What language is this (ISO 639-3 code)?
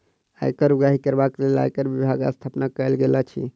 mai